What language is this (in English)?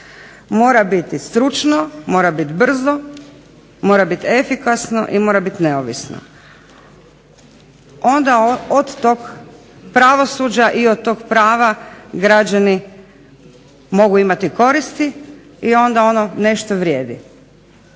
Croatian